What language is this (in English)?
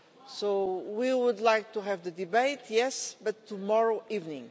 English